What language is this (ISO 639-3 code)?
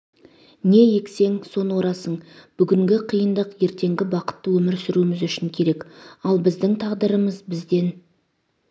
kaz